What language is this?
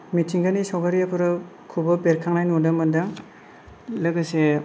Bodo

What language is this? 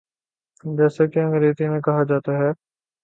Urdu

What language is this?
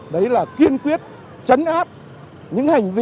Vietnamese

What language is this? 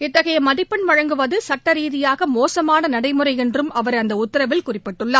Tamil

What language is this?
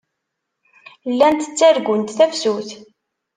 Kabyle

